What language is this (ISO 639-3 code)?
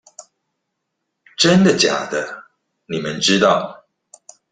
zho